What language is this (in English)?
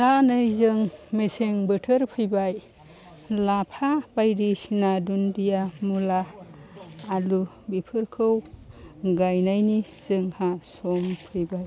Bodo